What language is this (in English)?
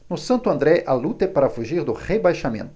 Portuguese